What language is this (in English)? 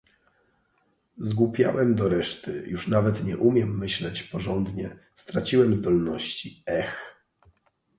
Polish